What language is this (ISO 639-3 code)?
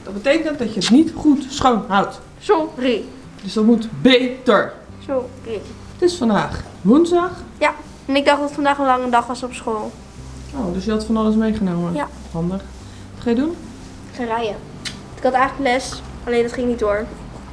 nld